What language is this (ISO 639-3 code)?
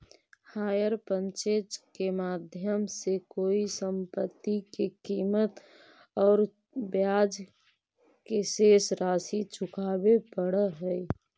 mag